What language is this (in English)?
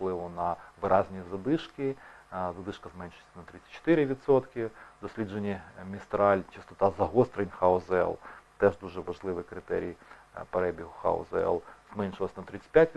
Ukrainian